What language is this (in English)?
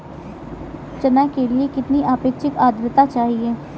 Hindi